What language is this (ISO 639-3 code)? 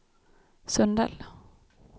swe